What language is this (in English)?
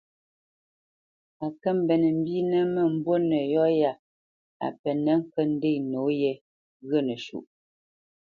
Bamenyam